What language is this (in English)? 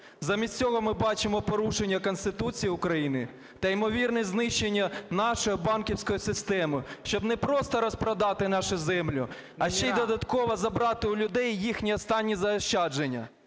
Ukrainian